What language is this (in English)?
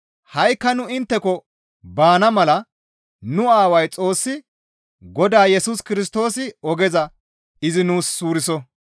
Gamo